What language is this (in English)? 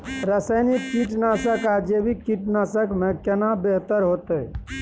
Maithili